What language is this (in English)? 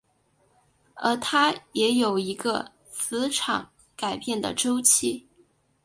Chinese